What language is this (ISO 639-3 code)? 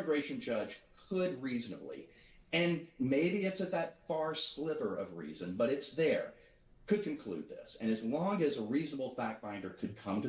eng